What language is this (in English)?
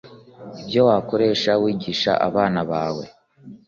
Kinyarwanda